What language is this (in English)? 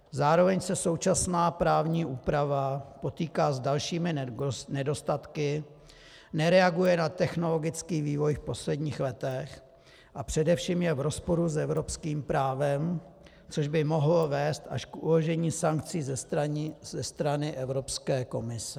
Czech